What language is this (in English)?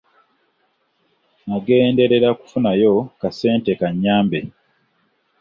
Ganda